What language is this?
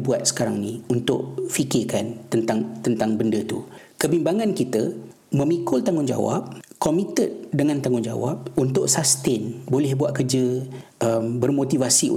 Malay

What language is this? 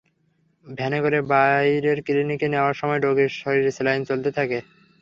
Bangla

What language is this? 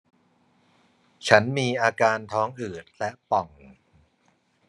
Thai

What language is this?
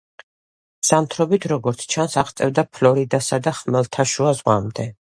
Georgian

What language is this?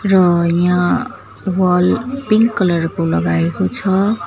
Nepali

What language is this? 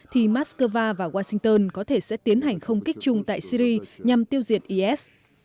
Vietnamese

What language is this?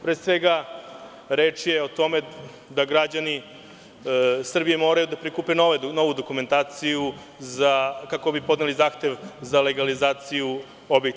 Serbian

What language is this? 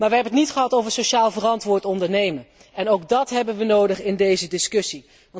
Dutch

